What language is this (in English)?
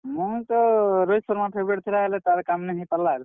Odia